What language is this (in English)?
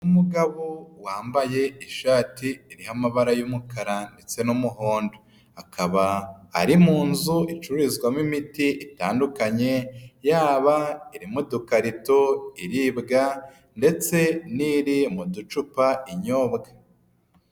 Kinyarwanda